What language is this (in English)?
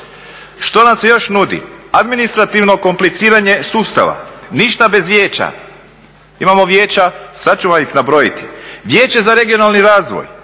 Croatian